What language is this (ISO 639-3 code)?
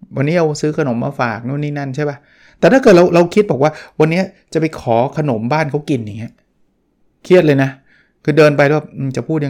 tha